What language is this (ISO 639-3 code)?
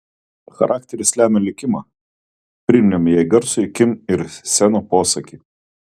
lit